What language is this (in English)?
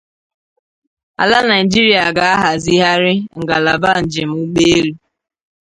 Igbo